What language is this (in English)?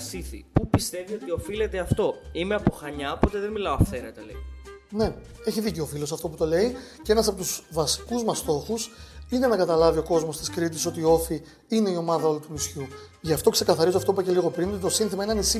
Greek